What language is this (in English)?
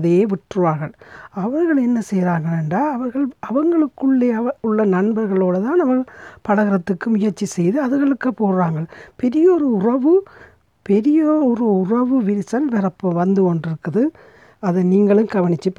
Tamil